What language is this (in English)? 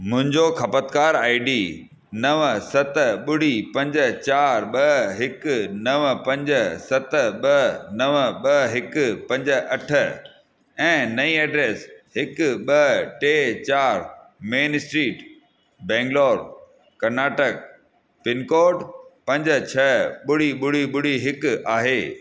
Sindhi